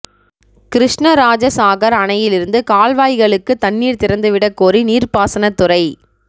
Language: Tamil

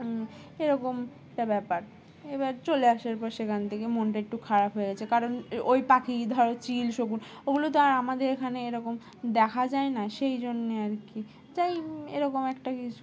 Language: Bangla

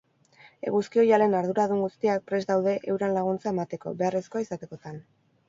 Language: Basque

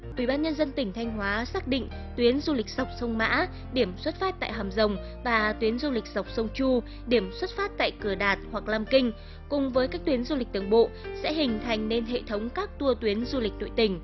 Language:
Vietnamese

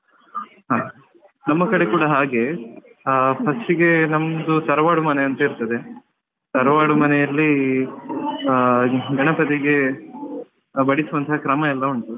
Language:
Kannada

